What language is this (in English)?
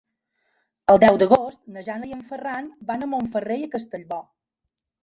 Catalan